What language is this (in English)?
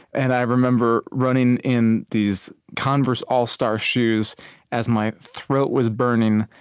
English